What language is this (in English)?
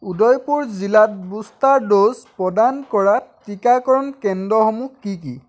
Assamese